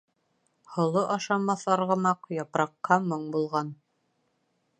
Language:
Bashkir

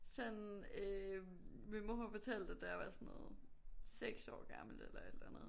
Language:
Danish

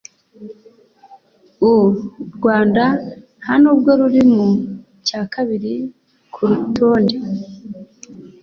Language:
Kinyarwanda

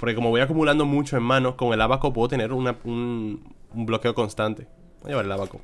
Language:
Spanish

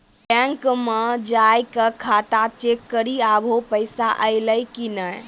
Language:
Maithili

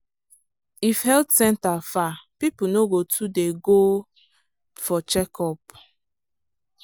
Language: Nigerian Pidgin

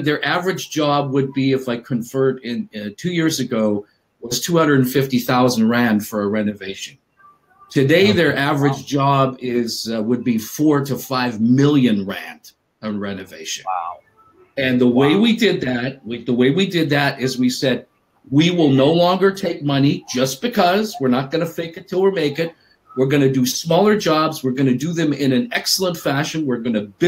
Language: English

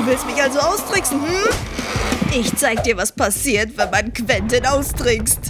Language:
German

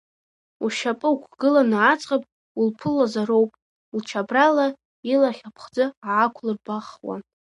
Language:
Abkhazian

